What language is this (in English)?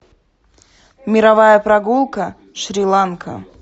Russian